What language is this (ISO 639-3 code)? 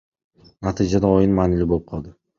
kir